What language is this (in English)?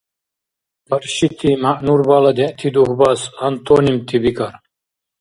Dargwa